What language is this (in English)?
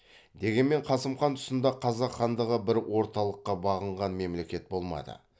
Kazakh